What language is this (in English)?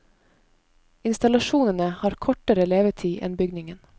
Norwegian